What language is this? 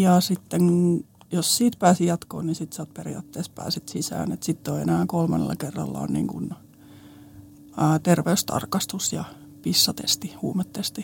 Finnish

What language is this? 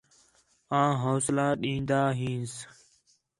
Khetrani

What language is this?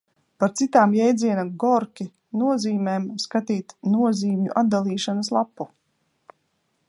Latvian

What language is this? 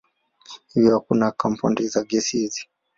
Swahili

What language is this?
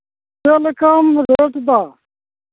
Santali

